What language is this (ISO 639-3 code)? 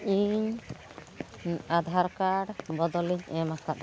sat